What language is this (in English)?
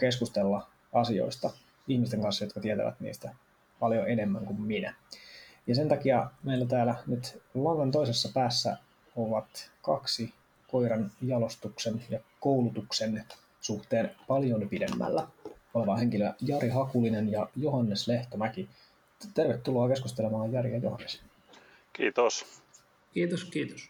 Finnish